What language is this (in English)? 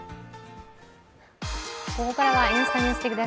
Japanese